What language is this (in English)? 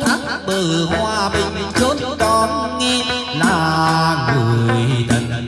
Vietnamese